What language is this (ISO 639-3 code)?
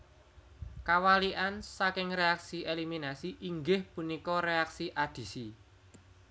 jav